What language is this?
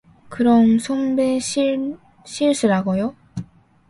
Korean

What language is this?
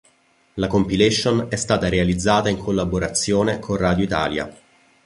Italian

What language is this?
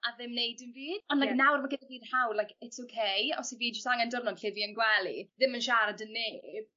Welsh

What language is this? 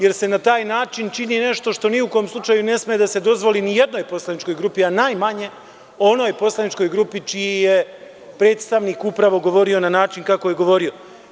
Serbian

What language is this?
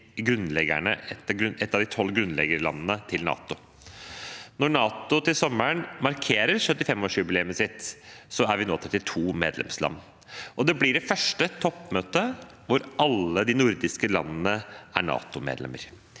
Norwegian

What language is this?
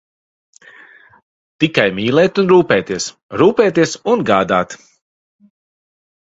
Latvian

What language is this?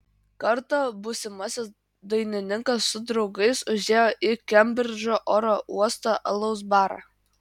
Lithuanian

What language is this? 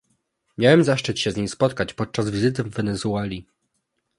Polish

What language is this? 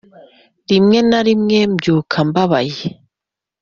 Kinyarwanda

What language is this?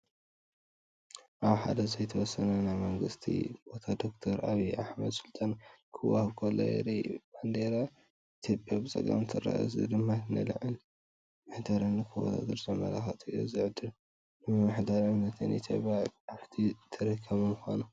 Tigrinya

